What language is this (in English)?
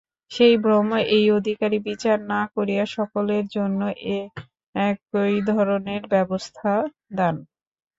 Bangla